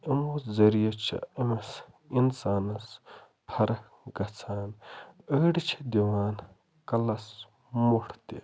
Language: Kashmiri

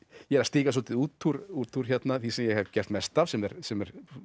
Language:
Icelandic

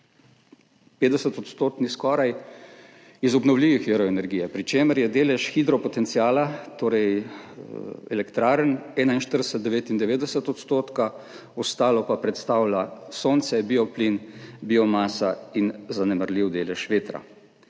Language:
Slovenian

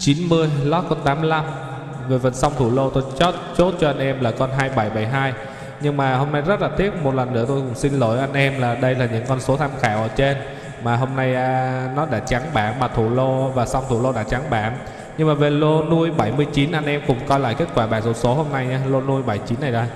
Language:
Vietnamese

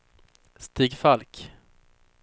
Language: Swedish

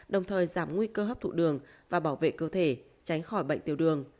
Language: Vietnamese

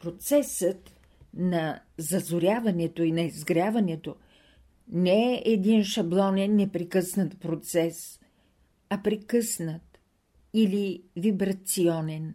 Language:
Bulgarian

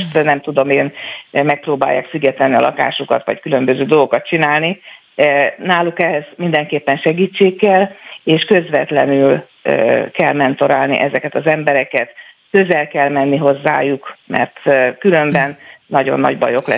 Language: Hungarian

